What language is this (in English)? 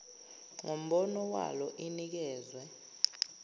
Zulu